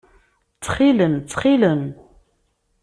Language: Kabyle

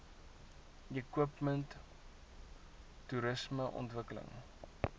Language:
Afrikaans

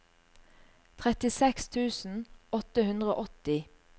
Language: Norwegian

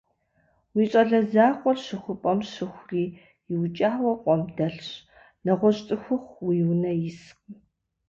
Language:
Kabardian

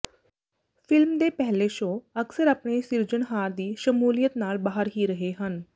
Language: Punjabi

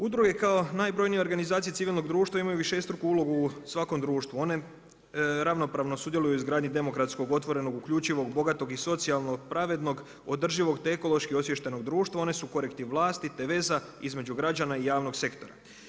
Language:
Croatian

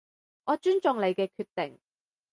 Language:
Cantonese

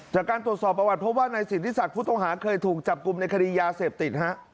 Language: Thai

